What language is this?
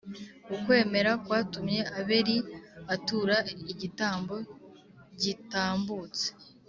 Kinyarwanda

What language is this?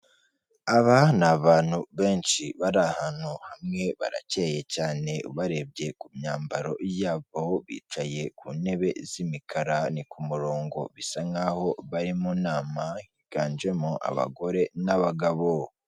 Kinyarwanda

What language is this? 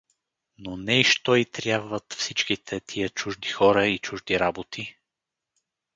Bulgarian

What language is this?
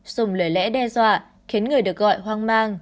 Vietnamese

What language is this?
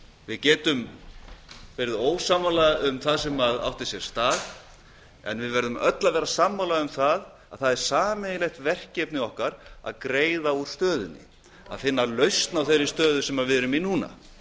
Icelandic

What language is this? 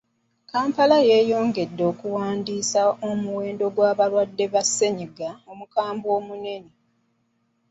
Ganda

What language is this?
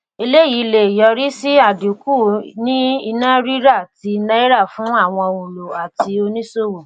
Yoruba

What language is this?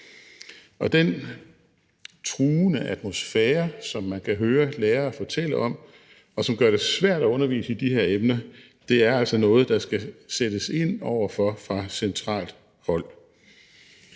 Danish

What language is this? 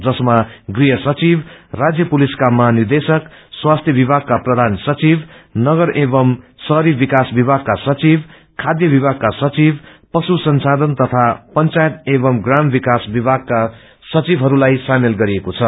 Nepali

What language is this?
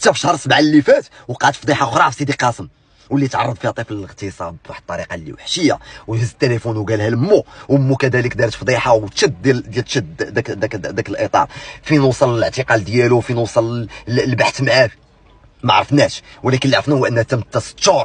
Arabic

